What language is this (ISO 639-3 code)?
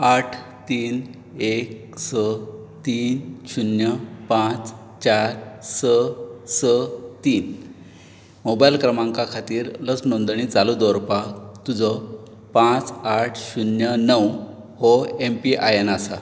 kok